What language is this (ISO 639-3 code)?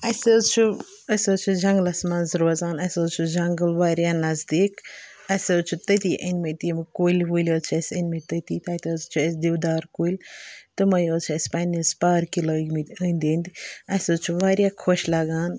kas